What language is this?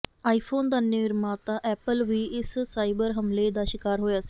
Punjabi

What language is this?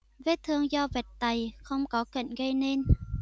Vietnamese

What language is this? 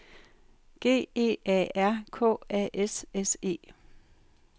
Danish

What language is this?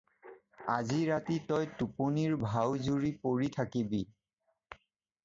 Assamese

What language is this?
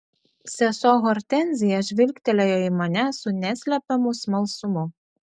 Lithuanian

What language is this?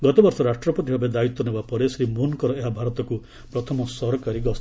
Odia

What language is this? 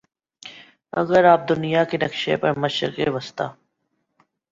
Urdu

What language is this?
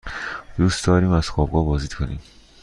Persian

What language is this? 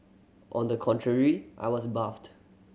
English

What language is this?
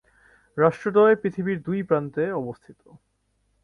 Bangla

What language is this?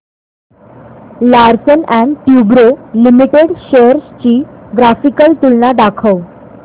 Marathi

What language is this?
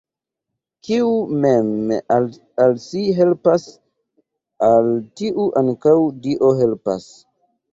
Esperanto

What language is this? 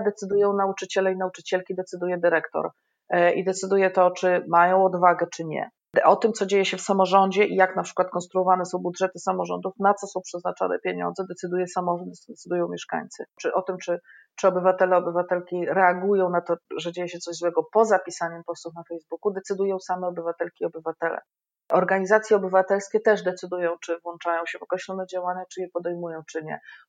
Polish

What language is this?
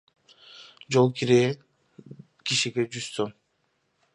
Kyrgyz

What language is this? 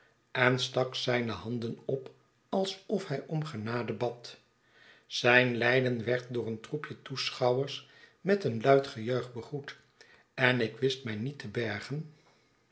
Dutch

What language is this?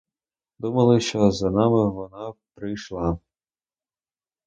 Ukrainian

